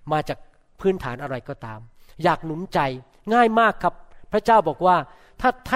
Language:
Thai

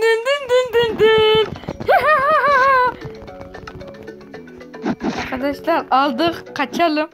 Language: Turkish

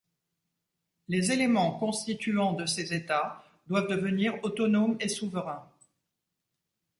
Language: French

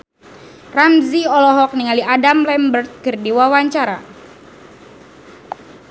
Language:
Sundanese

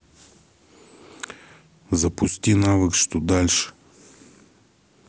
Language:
Russian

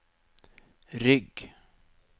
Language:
Norwegian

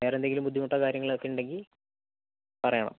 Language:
Malayalam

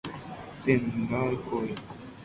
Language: Guarani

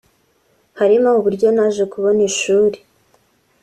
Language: Kinyarwanda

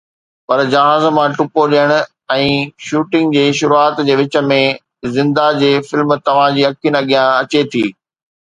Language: Sindhi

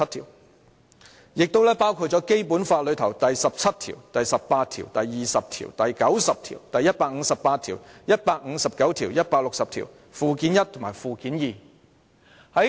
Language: Cantonese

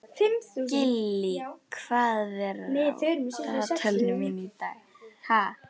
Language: Icelandic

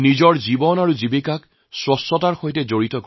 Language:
Assamese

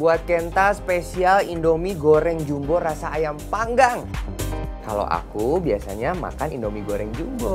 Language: Indonesian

